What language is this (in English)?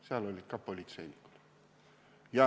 Estonian